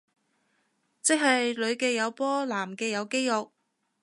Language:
Cantonese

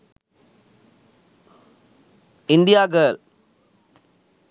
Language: Sinhala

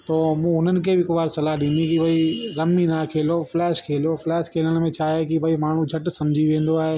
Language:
Sindhi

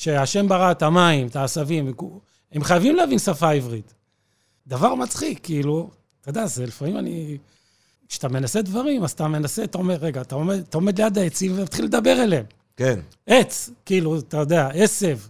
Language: Hebrew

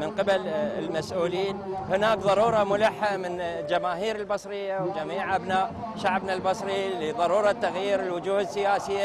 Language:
Arabic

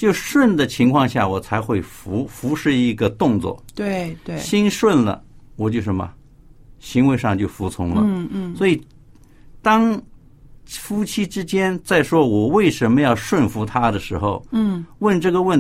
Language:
Chinese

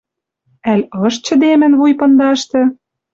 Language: Western Mari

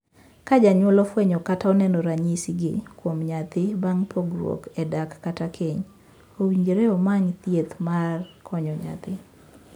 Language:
Luo (Kenya and Tanzania)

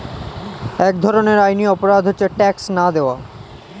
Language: Bangla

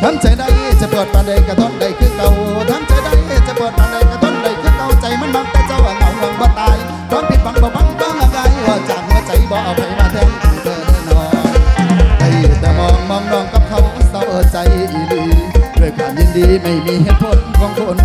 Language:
Thai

